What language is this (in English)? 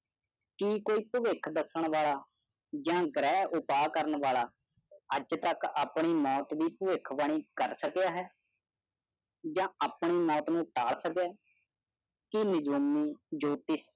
Punjabi